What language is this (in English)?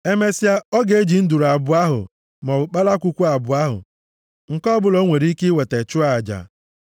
Igbo